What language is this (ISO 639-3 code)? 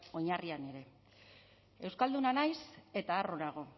eus